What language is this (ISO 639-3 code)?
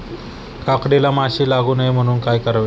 mar